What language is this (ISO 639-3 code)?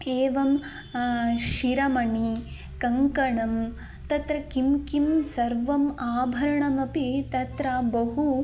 san